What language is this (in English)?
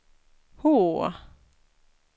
Swedish